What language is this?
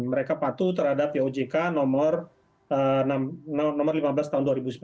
Indonesian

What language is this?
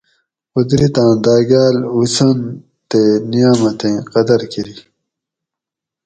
Gawri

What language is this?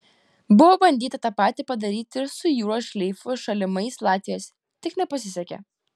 Lithuanian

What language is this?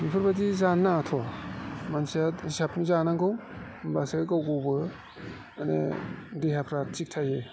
Bodo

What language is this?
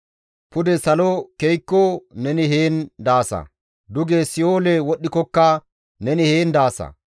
Gamo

